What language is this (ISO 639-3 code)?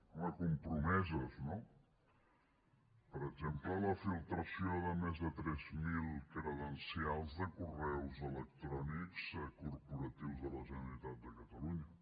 cat